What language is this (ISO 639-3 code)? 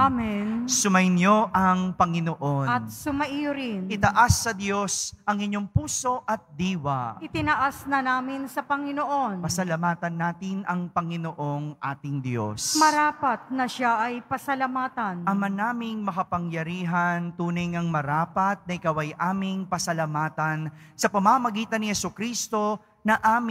fil